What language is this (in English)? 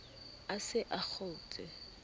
Southern Sotho